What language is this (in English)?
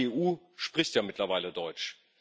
German